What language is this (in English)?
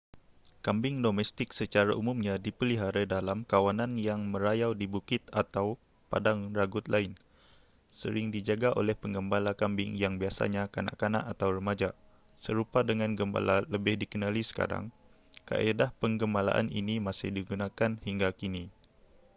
Malay